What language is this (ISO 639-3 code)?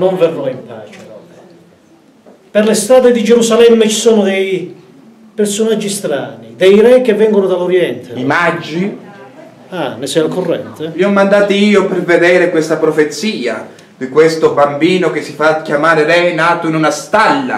ita